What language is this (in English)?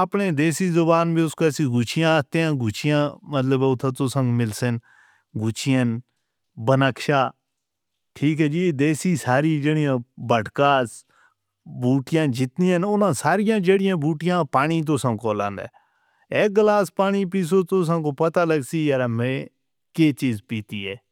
Northern Hindko